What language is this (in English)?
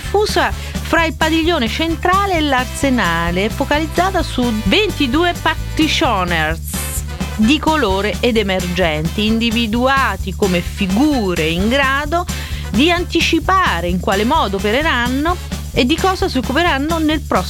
Italian